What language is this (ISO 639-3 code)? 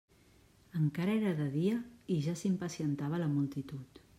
cat